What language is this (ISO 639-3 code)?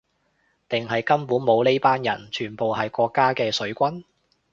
yue